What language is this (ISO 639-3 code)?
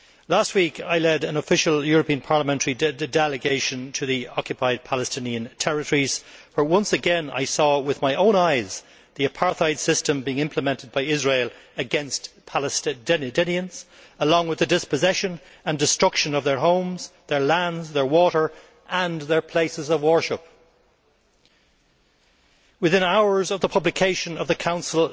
eng